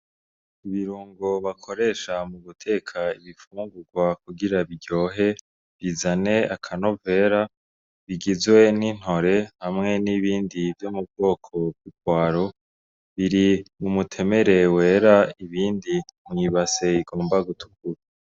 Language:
Rundi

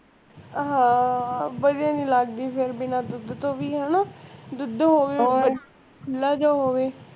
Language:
Punjabi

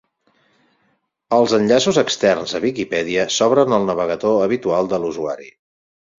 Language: Catalan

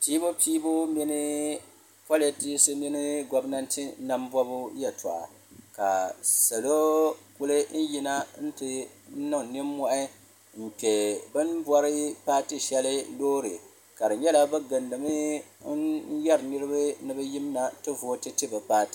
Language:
Dagbani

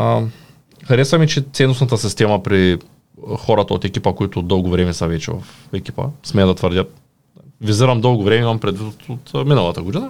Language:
Bulgarian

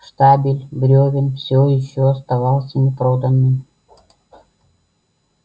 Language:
Russian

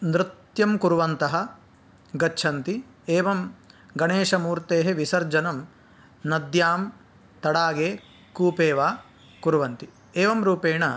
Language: Sanskrit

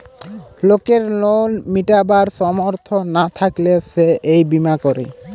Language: Bangla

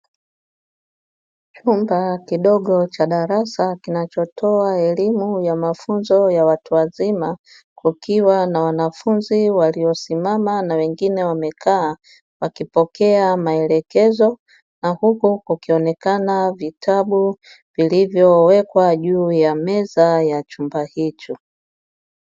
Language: Swahili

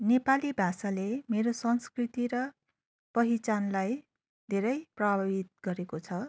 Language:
Nepali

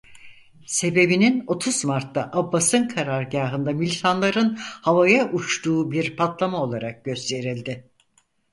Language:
Turkish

